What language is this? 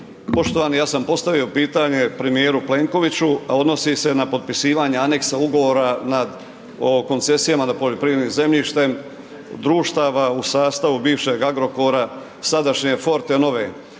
Croatian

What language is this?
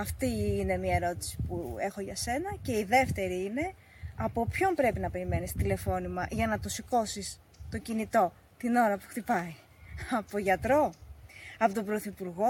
Greek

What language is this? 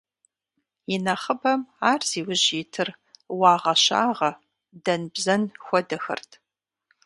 Kabardian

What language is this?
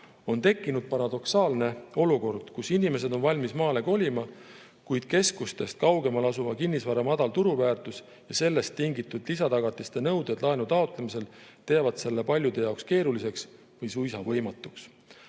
Estonian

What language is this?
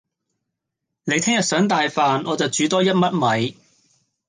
Cantonese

